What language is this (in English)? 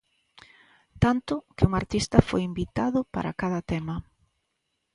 Galician